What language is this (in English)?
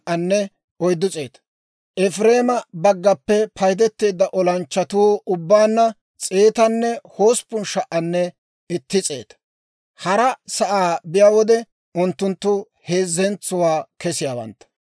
Dawro